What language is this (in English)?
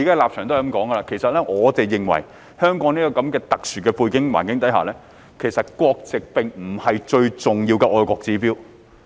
Cantonese